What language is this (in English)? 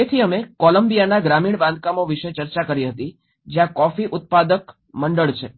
Gujarati